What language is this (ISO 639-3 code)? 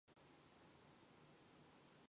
mon